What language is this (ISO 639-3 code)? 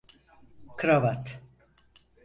tur